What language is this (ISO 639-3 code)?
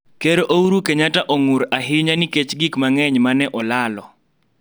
luo